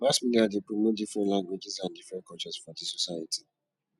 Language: Nigerian Pidgin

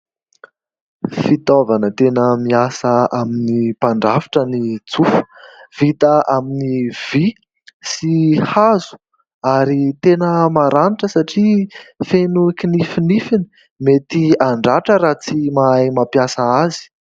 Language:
Malagasy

